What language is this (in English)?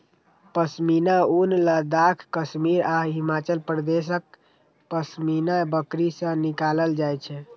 Maithili